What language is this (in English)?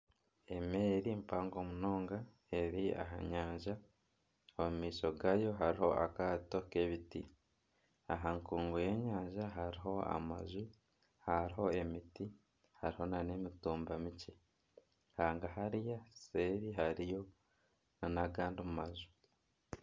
Nyankole